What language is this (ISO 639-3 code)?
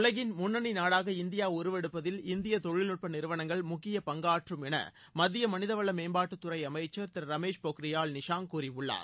tam